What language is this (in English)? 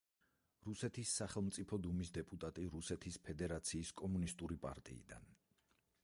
Georgian